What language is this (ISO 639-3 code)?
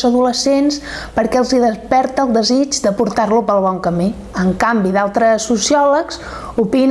cat